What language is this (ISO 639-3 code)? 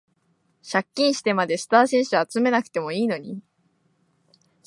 jpn